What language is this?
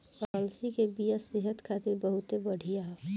Bhojpuri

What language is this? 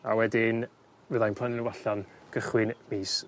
Welsh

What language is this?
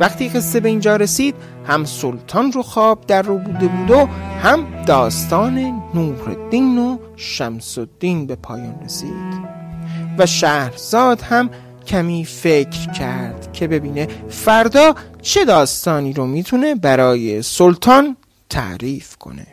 Persian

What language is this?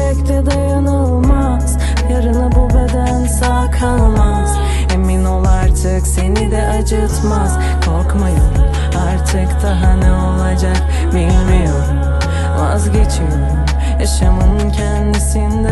Turkish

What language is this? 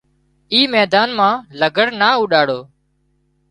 Wadiyara Koli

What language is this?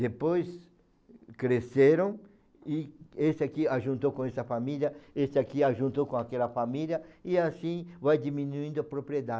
Portuguese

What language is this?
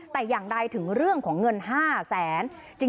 Thai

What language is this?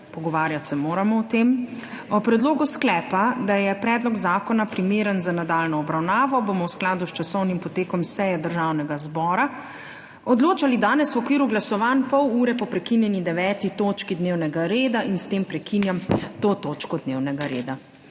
Slovenian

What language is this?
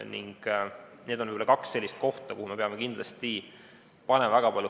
Estonian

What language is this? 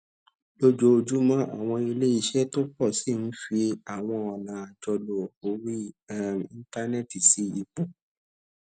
Yoruba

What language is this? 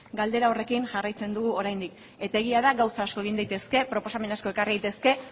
Basque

